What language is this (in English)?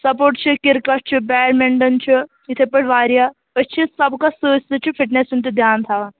Kashmiri